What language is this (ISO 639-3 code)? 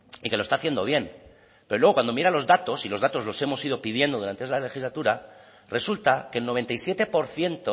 spa